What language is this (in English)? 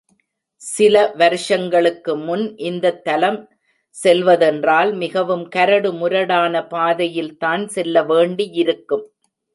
Tamil